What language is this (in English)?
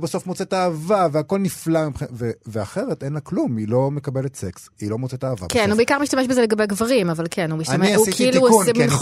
Hebrew